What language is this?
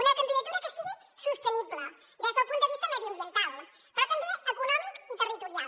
Catalan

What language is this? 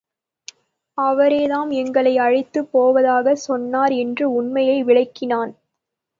Tamil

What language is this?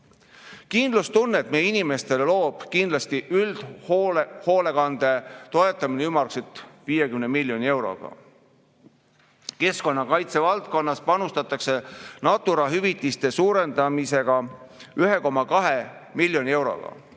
Estonian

